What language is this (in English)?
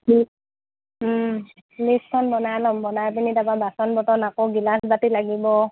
Assamese